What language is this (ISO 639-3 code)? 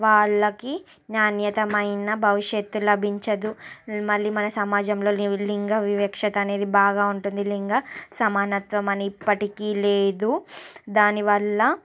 tel